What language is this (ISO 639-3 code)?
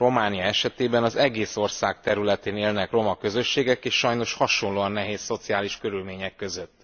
hun